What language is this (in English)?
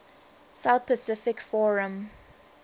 English